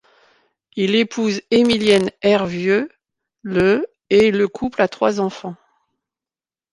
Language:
French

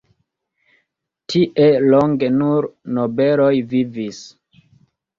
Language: Esperanto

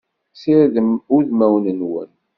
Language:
Kabyle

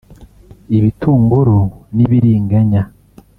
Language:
Kinyarwanda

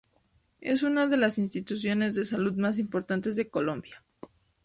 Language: Spanish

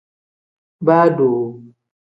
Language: Tem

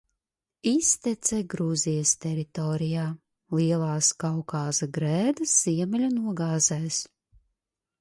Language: Latvian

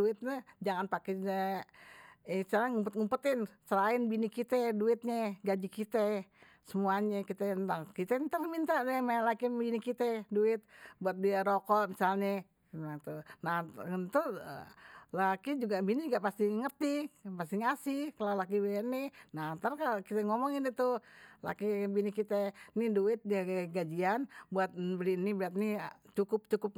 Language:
Betawi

